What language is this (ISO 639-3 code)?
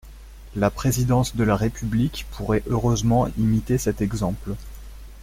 fra